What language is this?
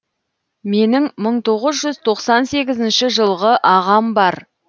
Kazakh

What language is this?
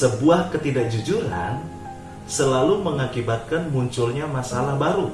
Indonesian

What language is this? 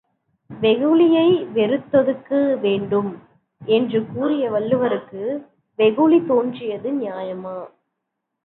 Tamil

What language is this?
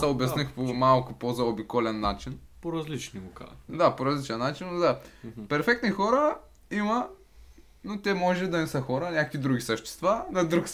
Bulgarian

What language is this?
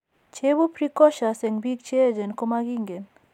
Kalenjin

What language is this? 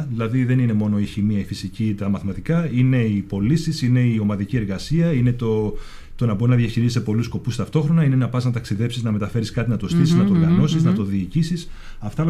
Greek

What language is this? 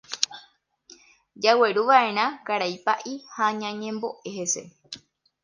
Guarani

